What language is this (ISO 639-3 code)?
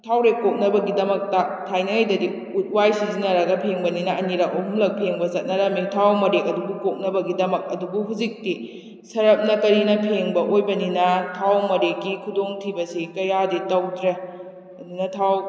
mni